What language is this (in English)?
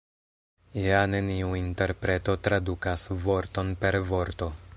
Esperanto